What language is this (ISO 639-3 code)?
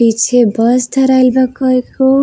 bho